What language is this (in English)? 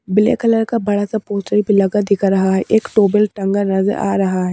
Hindi